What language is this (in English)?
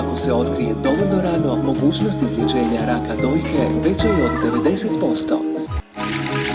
Croatian